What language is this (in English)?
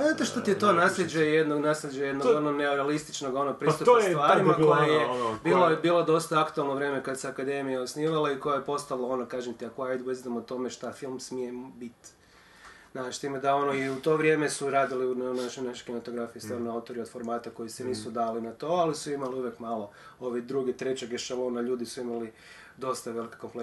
Croatian